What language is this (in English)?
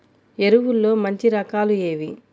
Telugu